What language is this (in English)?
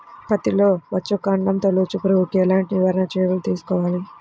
Telugu